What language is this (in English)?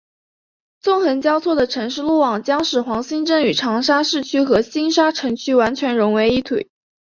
Chinese